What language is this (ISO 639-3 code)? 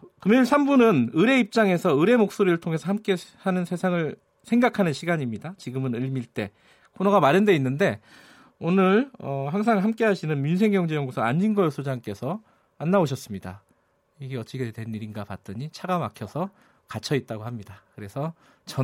kor